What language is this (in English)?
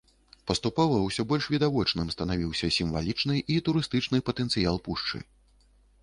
Belarusian